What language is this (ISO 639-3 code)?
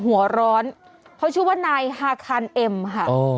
tha